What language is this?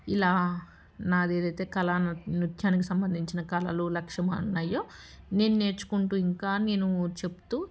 Telugu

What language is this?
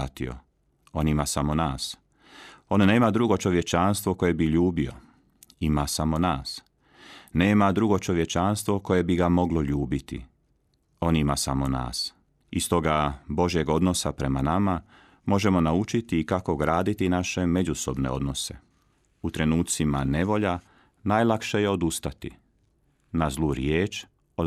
Croatian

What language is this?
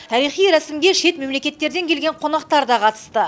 Kazakh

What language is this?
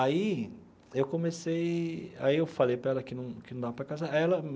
Portuguese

